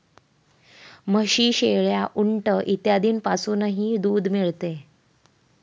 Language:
Marathi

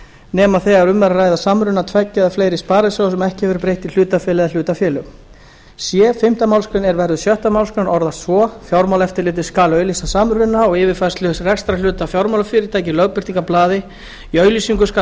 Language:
Icelandic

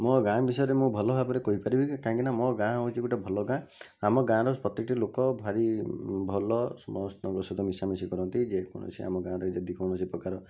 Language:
Odia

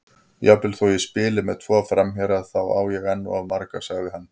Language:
Icelandic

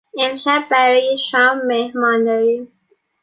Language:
Persian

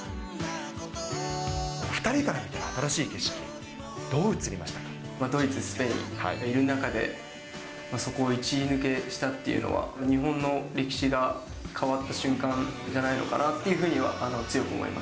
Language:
Japanese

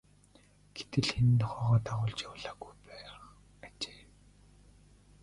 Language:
Mongolian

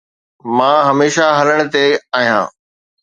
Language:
Sindhi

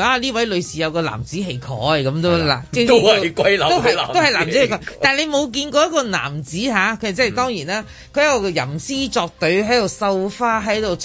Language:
Chinese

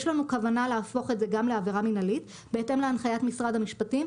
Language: Hebrew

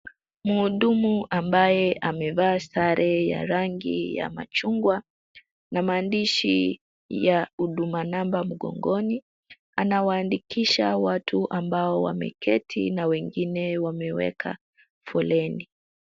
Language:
Swahili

